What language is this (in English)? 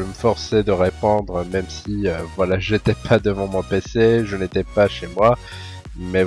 French